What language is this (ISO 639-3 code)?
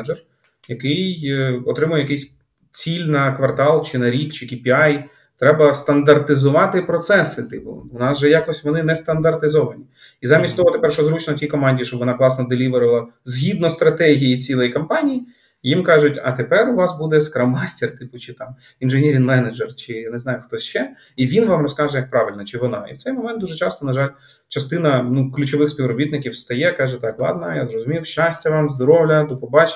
ukr